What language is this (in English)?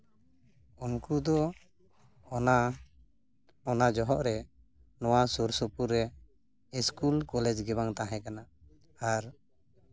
Santali